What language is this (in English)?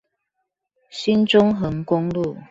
Chinese